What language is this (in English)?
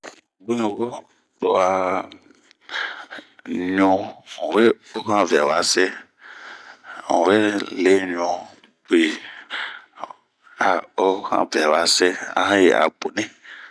Bomu